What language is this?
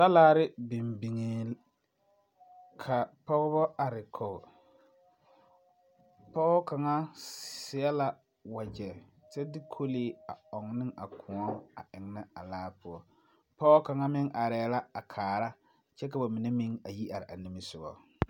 Southern Dagaare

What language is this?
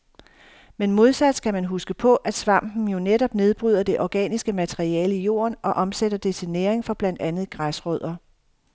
Danish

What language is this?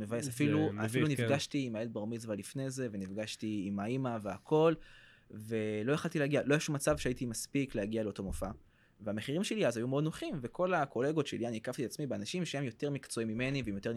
Hebrew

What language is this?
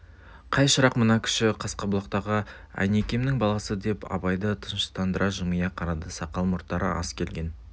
Kazakh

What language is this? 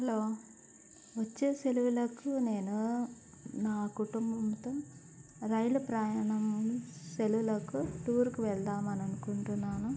Telugu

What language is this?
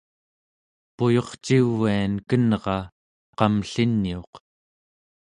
Central Yupik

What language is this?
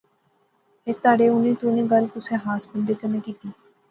Pahari-Potwari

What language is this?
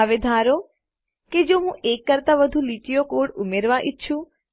Gujarati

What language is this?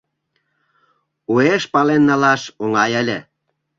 Mari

